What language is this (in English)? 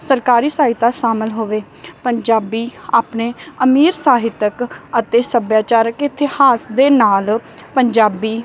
Punjabi